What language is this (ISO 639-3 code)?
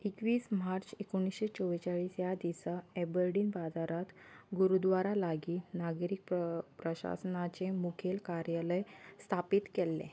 kok